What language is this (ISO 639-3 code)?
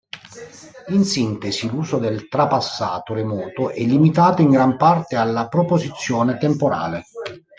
ita